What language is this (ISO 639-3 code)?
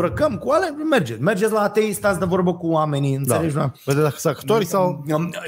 ron